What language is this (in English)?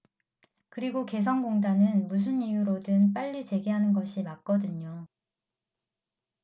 Korean